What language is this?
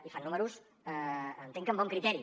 Catalan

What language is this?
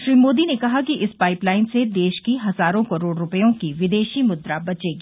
Hindi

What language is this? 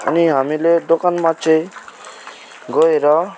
Nepali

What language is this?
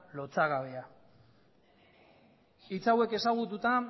Basque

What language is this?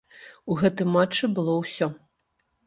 Belarusian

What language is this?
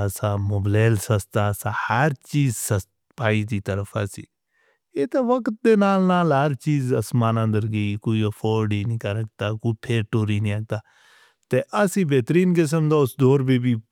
Northern Hindko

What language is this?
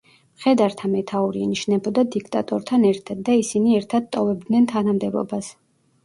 Georgian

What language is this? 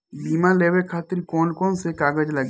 Bhojpuri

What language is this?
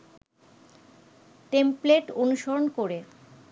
Bangla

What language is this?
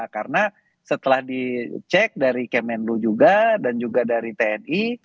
Indonesian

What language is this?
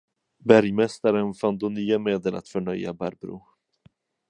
Swedish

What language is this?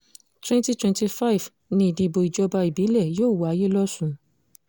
Yoruba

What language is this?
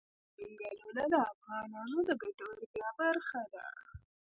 Pashto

